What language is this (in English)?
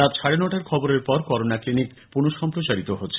Bangla